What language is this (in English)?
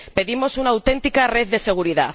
Spanish